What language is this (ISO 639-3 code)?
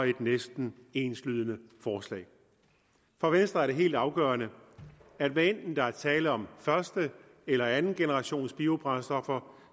dan